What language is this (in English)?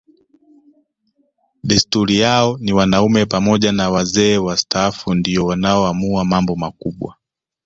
Swahili